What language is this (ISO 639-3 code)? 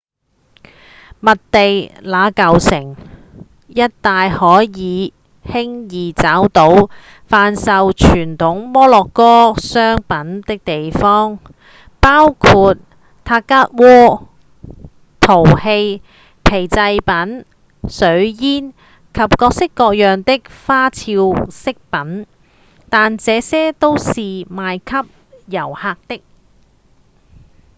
yue